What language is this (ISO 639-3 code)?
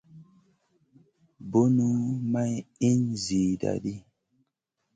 mcn